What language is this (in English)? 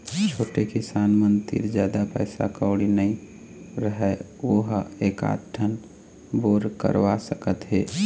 Chhattisgarhi